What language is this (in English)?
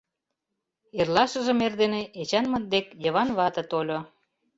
Mari